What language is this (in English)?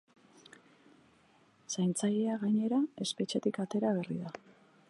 Basque